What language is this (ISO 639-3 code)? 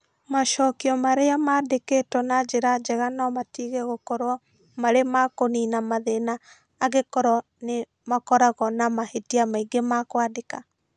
kik